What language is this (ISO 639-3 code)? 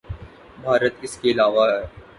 urd